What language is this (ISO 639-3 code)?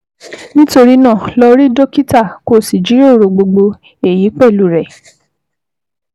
yor